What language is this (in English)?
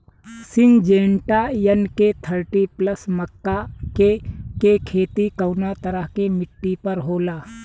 Bhojpuri